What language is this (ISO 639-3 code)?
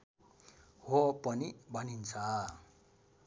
nep